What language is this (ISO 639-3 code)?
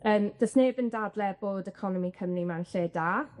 cym